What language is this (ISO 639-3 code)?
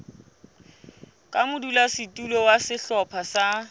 sot